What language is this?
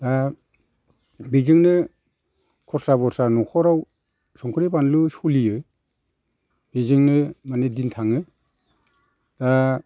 Bodo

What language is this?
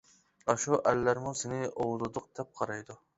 Uyghur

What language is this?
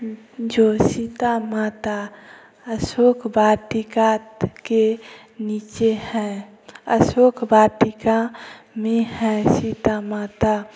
Hindi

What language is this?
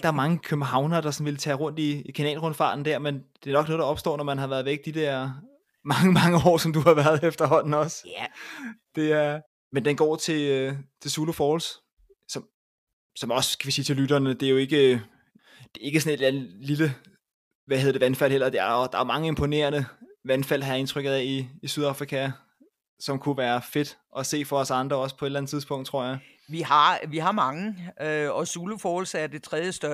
Danish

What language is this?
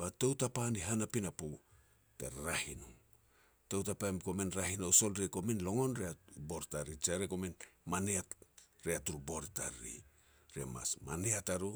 Petats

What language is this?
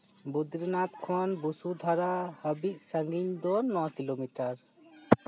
Santali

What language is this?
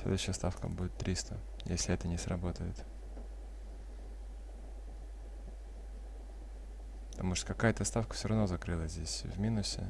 Russian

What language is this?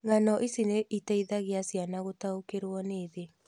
Kikuyu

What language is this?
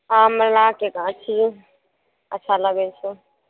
Maithili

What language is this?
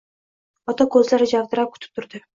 Uzbek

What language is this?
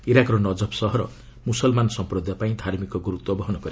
Odia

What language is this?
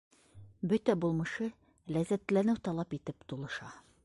Bashkir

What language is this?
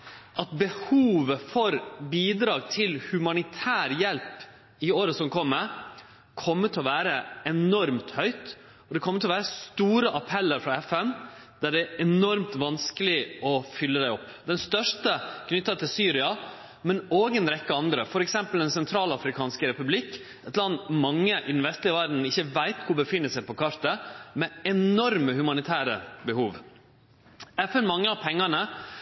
Norwegian Nynorsk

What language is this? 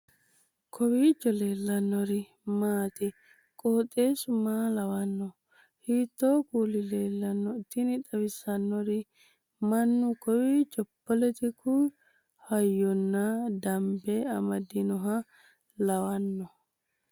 Sidamo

